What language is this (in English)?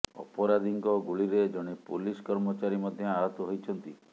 Odia